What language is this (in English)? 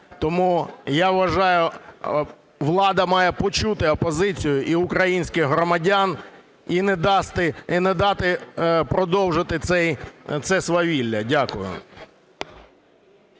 Ukrainian